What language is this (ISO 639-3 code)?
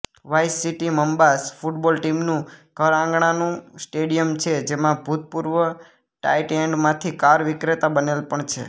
guj